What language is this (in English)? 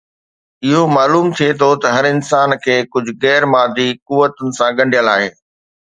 Sindhi